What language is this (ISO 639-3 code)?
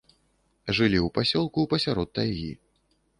bel